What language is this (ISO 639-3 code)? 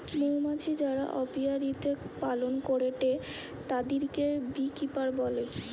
ben